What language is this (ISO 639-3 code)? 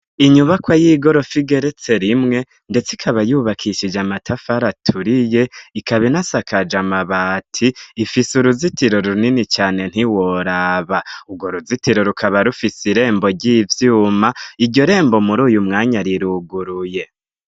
run